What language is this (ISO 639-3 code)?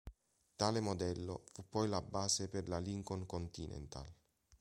ita